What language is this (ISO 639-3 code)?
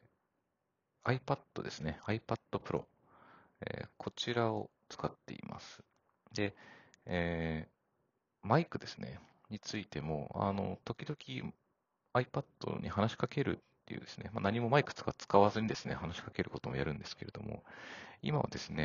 jpn